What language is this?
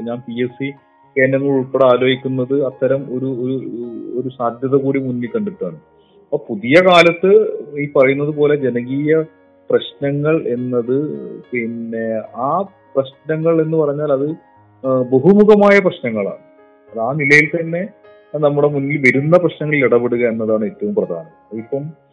Malayalam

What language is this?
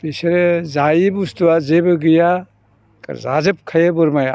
Bodo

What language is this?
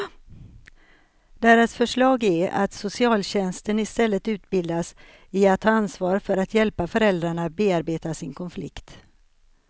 Swedish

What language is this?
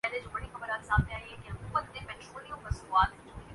Urdu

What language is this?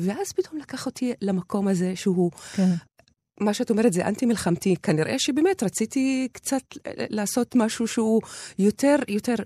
Hebrew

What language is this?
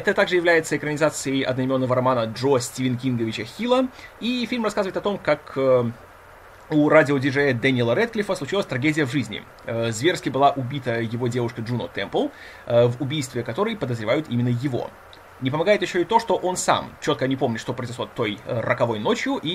Russian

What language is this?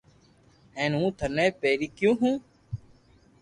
Loarki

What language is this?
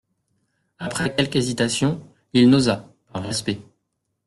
French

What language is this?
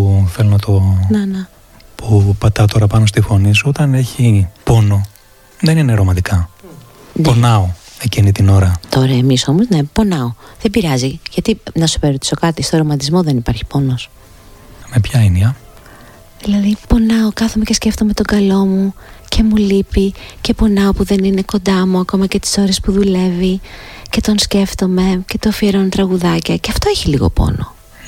Greek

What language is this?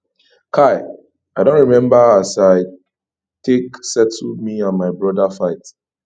Nigerian Pidgin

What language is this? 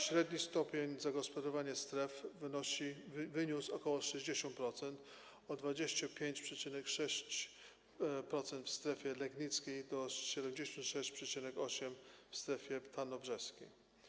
Polish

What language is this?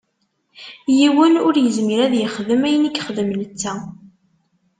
Kabyle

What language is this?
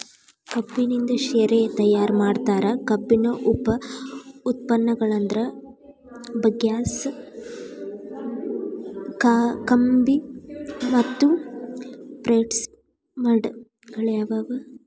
Kannada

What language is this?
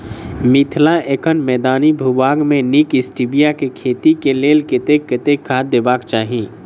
Maithili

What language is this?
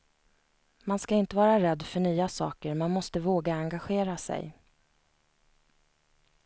Swedish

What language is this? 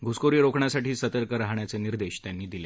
Marathi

